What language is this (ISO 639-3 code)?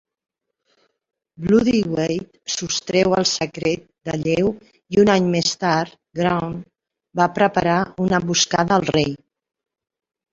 cat